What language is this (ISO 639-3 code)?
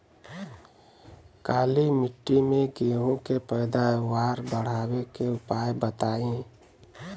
bho